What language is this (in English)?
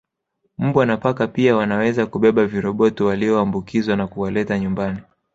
Swahili